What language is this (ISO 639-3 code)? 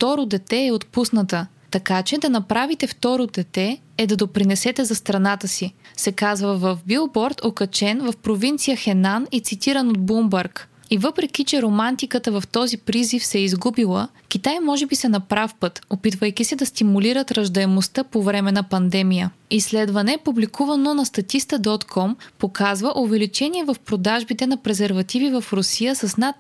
bul